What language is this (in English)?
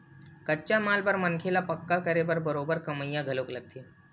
Chhattisgarhi